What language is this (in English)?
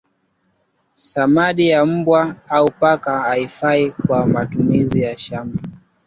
Swahili